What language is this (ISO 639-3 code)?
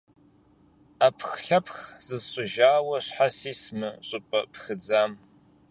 kbd